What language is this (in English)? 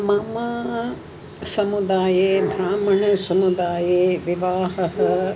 Sanskrit